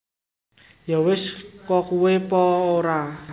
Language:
Javanese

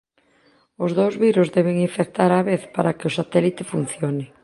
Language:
Galician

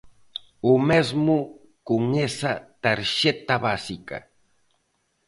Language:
Galician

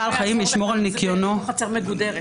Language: Hebrew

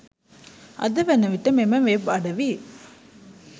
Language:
Sinhala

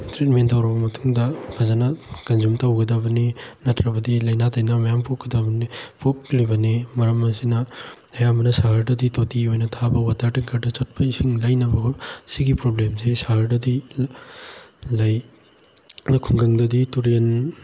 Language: Manipuri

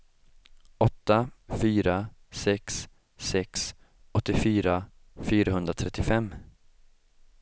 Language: Swedish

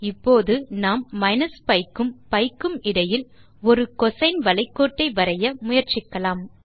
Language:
Tamil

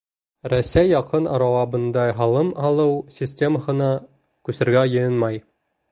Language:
Bashkir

